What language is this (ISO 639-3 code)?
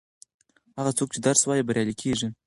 pus